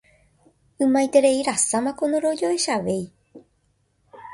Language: Guarani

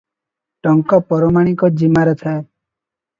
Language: Odia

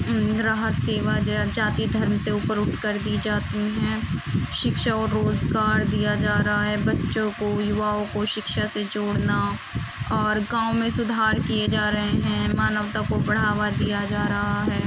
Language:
Urdu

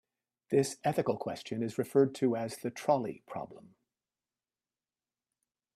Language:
English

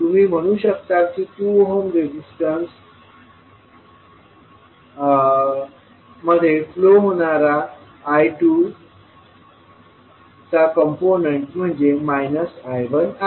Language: Marathi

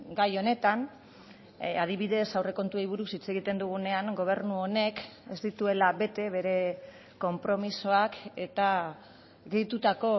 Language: Basque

